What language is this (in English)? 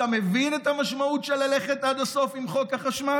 Hebrew